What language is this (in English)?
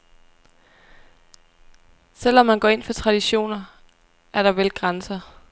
Danish